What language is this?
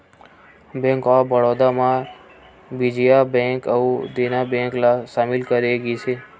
Chhattisgarhi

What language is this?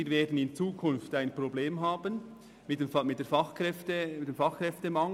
Swiss German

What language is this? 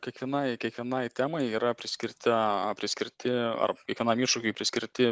Lithuanian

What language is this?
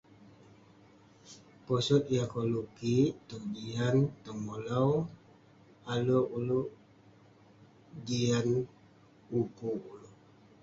Western Penan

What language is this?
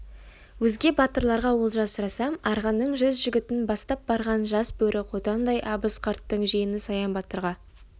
Kazakh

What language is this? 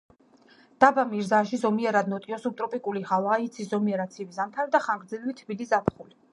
Georgian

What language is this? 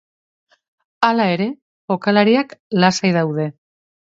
Basque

